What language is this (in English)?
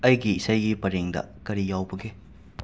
Manipuri